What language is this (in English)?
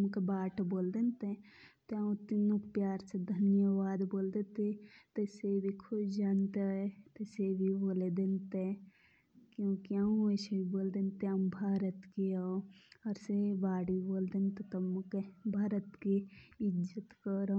Jaunsari